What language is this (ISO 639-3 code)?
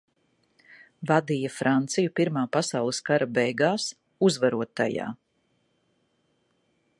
lav